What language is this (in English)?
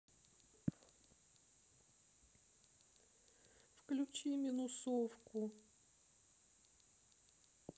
Russian